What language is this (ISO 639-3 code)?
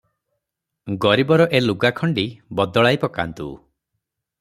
ori